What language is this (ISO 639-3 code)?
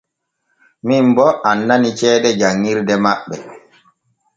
fue